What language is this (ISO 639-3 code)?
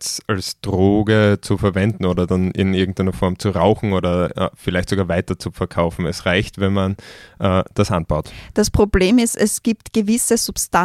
deu